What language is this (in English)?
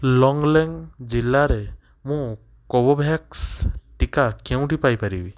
Odia